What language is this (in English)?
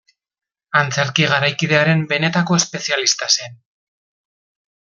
Basque